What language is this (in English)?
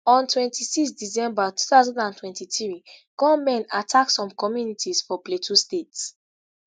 Nigerian Pidgin